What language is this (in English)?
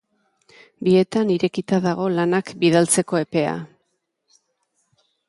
Basque